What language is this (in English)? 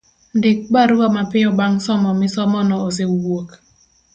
Luo (Kenya and Tanzania)